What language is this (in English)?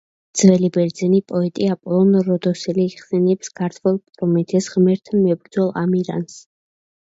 Georgian